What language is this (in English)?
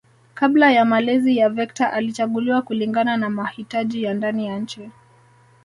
Swahili